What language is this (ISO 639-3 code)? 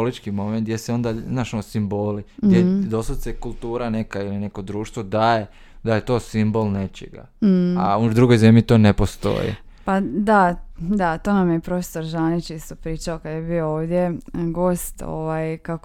hrv